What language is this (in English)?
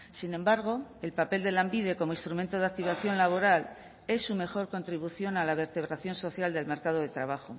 Spanish